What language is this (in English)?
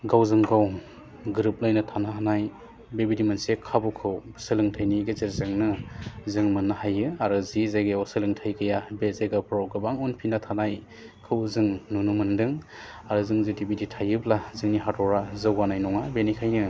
Bodo